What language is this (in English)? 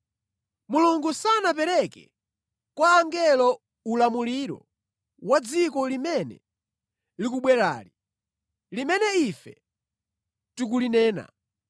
Nyanja